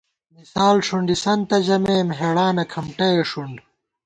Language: Gawar-Bati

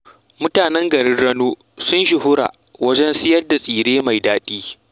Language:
Hausa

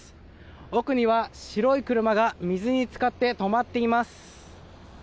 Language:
Japanese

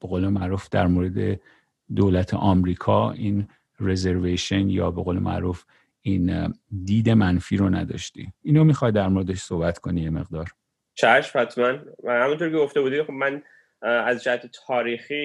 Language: Persian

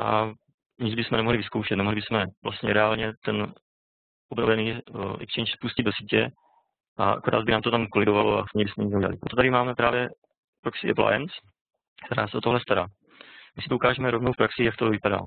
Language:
Czech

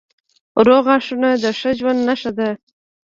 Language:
Pashto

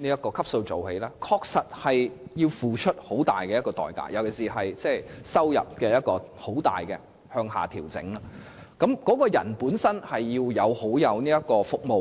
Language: Cantonese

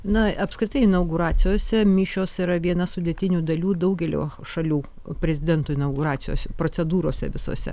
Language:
Lithuanian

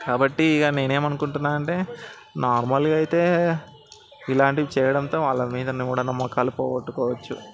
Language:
Telugu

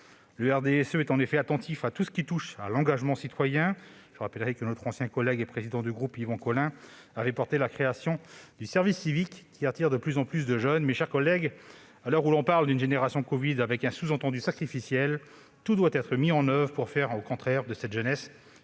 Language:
French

